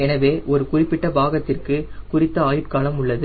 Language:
Tamil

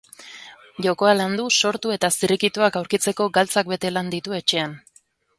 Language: Basque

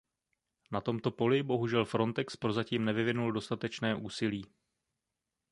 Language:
Czech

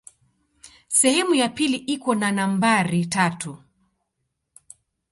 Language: Swahili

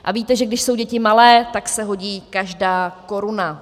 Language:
Czech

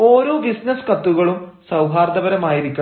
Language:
Malayalam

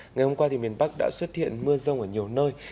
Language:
Vietnamese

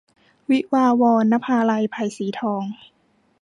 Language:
Thai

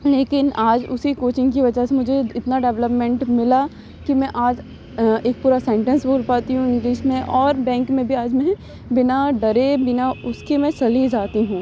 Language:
Urdu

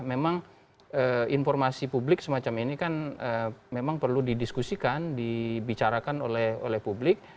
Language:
Indonesian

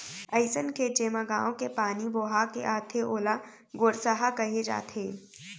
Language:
Chhattisgarhi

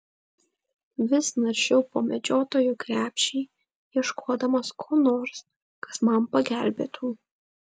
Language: Lithuanian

